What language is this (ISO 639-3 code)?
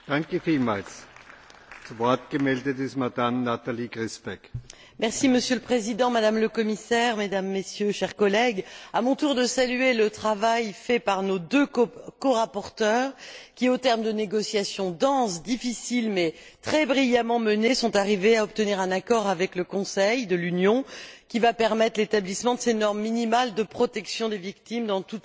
fra